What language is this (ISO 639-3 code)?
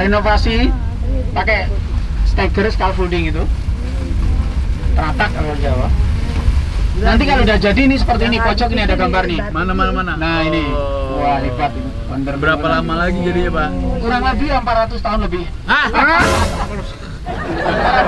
ind